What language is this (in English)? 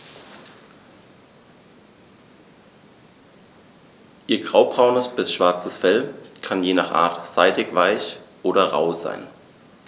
German